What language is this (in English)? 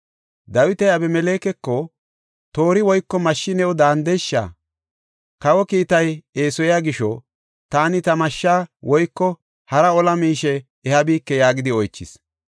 Gofa